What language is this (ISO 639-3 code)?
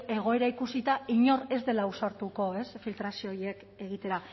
eus